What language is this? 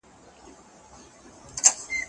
Pashto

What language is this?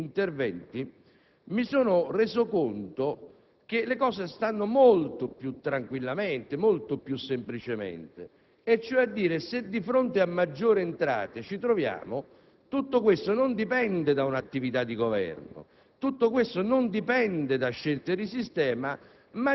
Italian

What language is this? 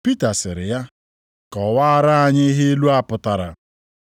Igbo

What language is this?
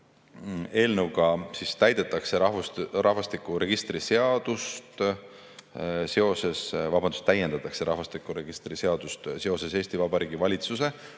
Estonian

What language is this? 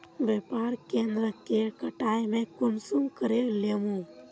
Magahi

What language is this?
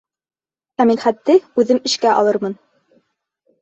Bashkir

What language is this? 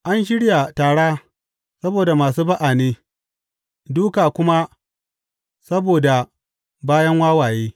Hausa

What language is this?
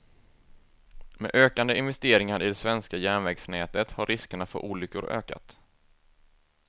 Swedish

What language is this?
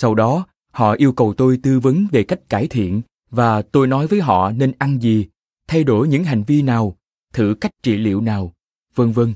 Vietnamese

